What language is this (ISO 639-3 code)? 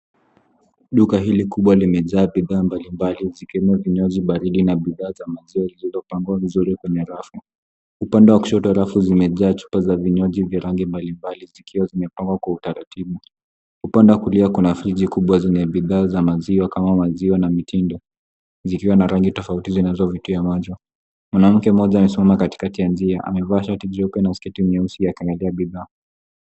swa